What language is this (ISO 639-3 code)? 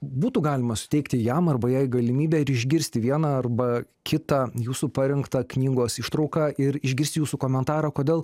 lit